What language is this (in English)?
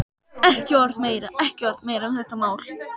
Icelandic